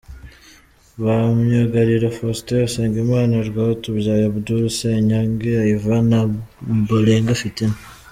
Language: Kinyarwanda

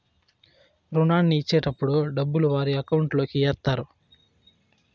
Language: Telugu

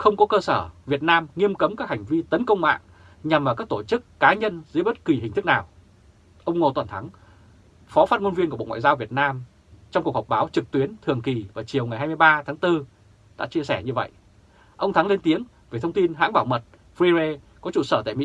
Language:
Vietnamese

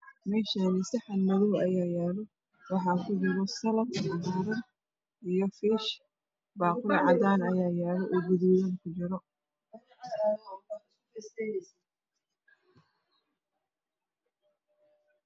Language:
Somali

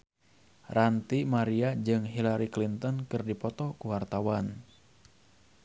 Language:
Sundanese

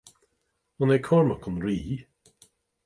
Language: Irish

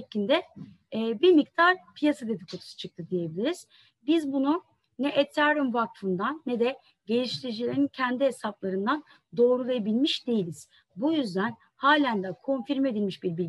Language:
Turkish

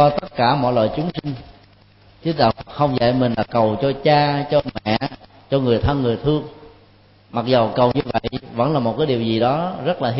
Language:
Vietnamese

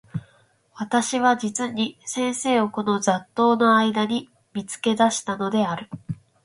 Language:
Japanese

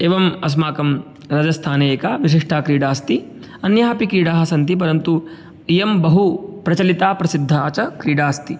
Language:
Sanskrit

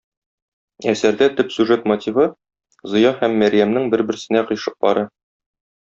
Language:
Tatar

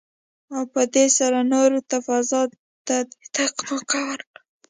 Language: Pashto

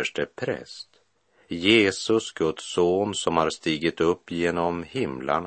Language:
Swedish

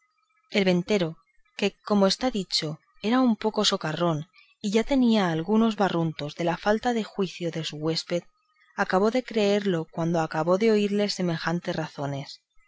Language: Spanish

